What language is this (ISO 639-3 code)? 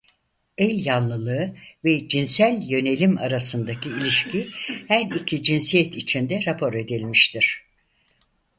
tur